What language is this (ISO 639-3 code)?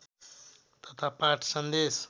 nep